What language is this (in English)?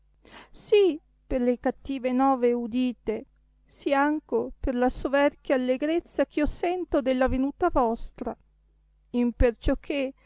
Italian